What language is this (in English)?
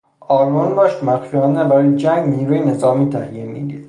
Persian